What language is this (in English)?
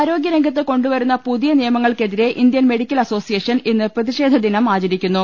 Malayalam